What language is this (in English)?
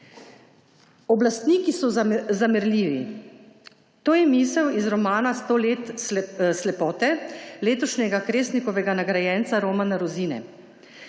Slovenian